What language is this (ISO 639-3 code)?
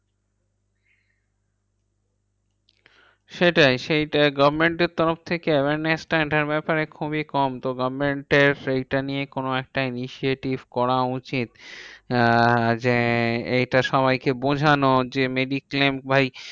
ben